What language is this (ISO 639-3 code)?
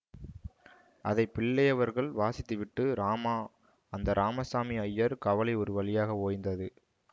tam